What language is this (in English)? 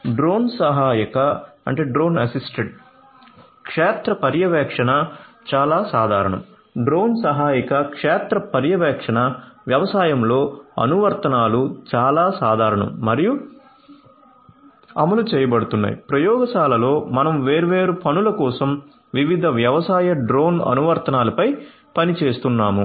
Telugu